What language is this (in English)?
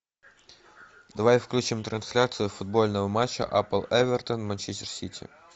Russian